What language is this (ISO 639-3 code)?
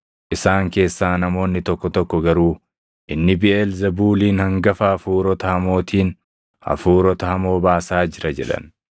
orm